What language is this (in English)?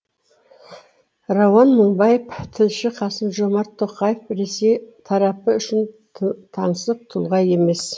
Kazakh